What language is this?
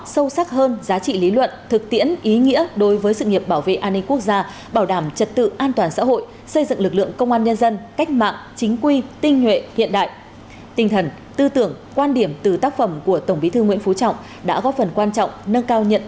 Vietnamese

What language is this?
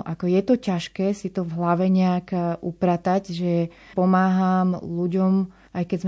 Slovak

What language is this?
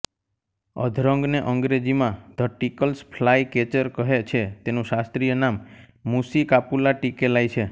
Gujarati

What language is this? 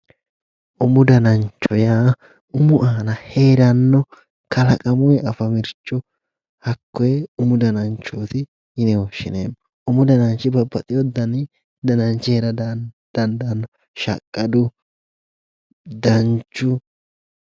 Sidamo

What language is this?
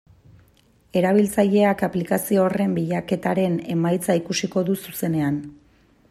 Basque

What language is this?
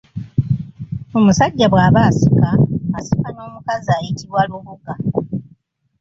Ganda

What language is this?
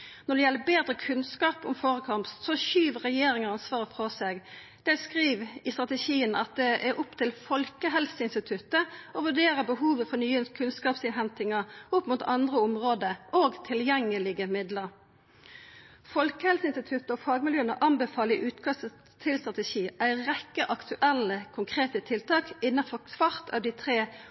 Norwegian Nynorsk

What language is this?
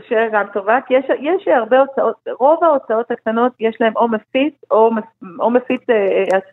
Hebrew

